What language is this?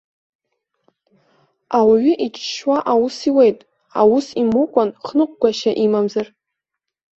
Abkhazian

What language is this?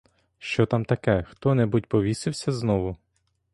Ukrainian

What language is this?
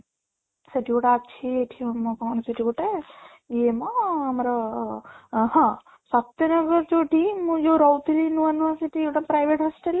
Odia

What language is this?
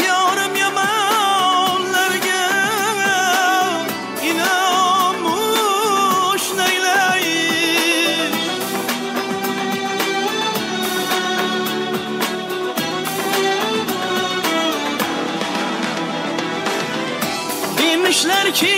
Turkish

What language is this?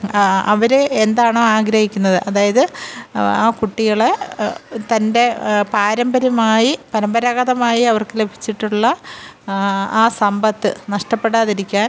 Malayalam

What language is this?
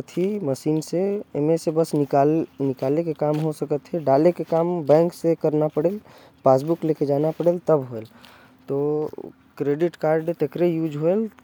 Korwa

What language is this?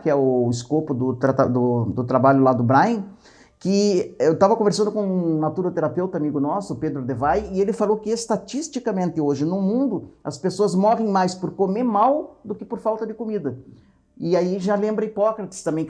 Portuguese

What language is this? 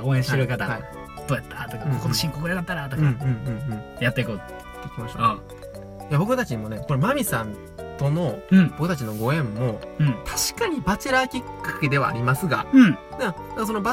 Japanese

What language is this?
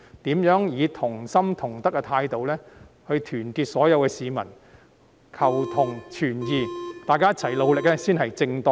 Cantonese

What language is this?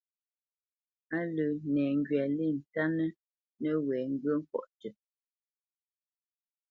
Bamenyam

